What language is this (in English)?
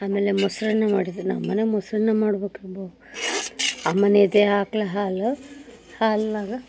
Kannada